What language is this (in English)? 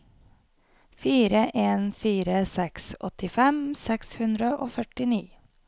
Norwegian